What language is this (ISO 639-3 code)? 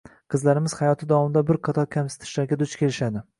uzb